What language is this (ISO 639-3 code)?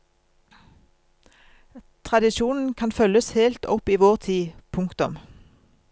nor